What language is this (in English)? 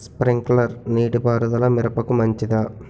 Telugu